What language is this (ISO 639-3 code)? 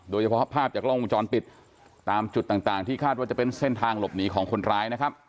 tha